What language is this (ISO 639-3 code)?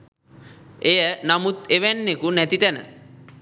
sin